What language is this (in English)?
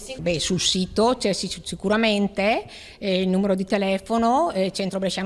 Italian